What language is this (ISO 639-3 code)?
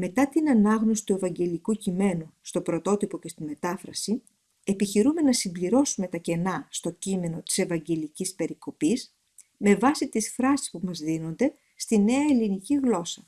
ell